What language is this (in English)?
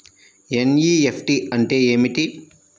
Telugu